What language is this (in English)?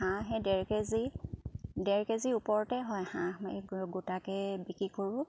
Assamese